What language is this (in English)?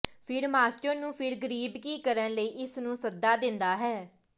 Punjabi